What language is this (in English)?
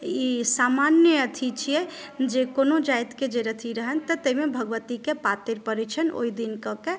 Maithili